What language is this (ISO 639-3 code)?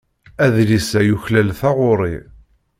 kab